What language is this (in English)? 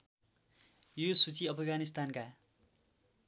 Nepali